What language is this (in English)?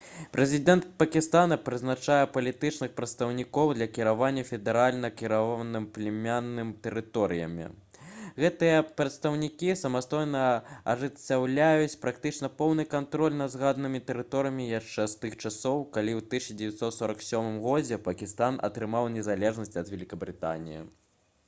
Belarusian